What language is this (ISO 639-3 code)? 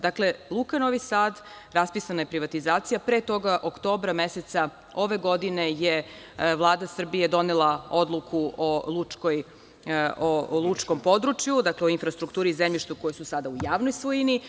srp